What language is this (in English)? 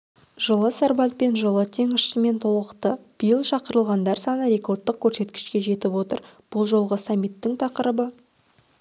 Kazakh